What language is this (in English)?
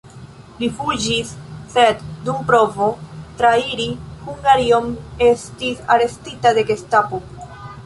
Esperanto